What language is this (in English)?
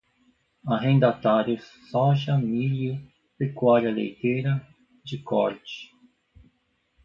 Portuguese